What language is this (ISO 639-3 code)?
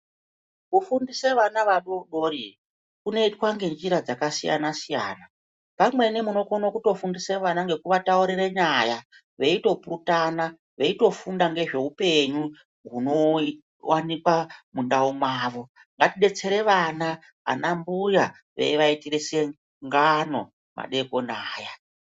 ndc